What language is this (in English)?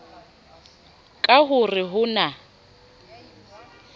Southern Sotho